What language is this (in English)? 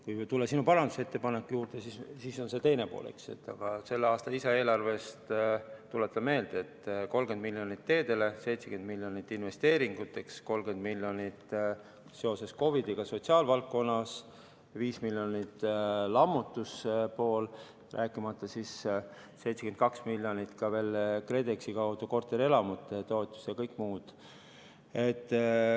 Estonian